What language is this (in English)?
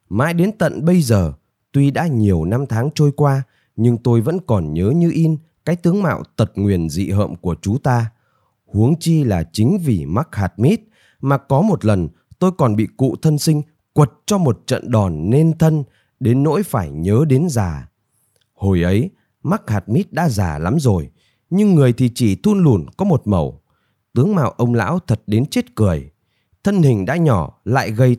Vietnamese